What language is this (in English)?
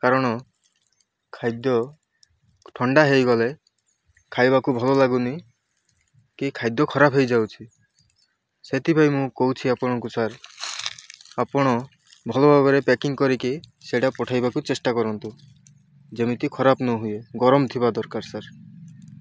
Odia